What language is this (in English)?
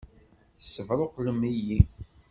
Kabyle